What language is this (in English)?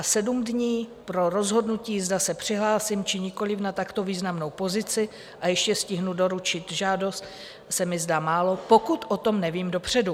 Czech